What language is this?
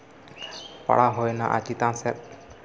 Santali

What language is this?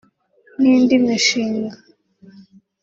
Kinyarwanda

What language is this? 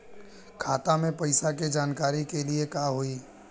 Bhojpuri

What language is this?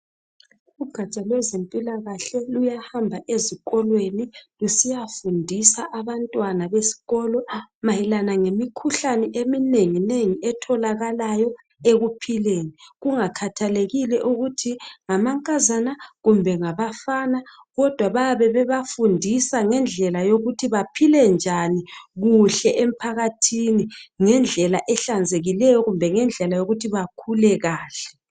North Ndebele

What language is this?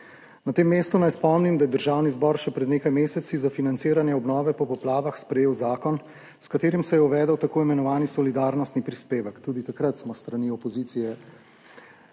Slovenian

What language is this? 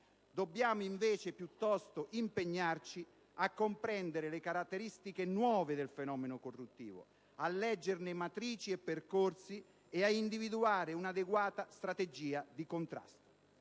Italian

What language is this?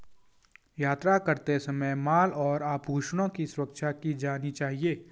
Hindi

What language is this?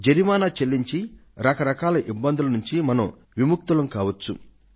Telugu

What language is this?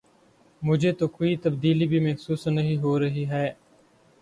Urdu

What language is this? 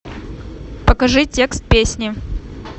Russian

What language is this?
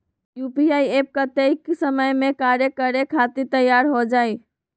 Magahi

